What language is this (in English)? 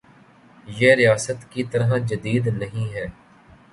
Urdu